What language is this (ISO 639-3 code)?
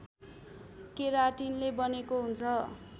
nep